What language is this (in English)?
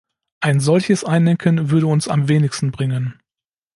German